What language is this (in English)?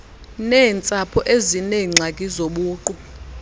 Xhosa